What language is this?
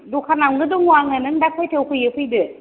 Bodo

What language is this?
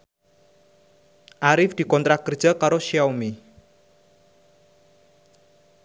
Javanese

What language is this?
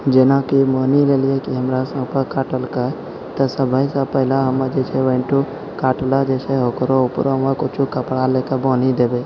Maithili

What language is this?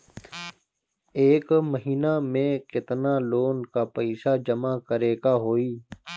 Bhojpuri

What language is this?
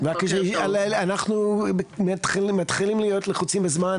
Hebrew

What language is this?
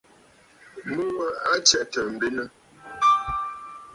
Bafut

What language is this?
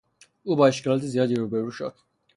Persian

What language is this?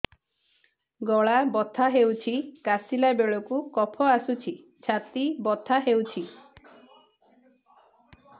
Odia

